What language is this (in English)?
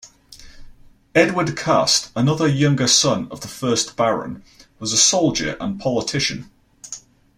English